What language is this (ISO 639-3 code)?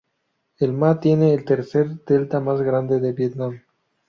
spa